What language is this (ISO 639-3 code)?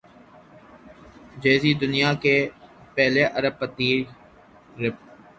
urd